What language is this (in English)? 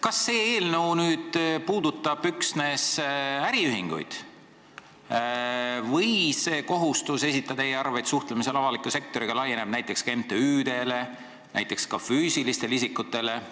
Estonian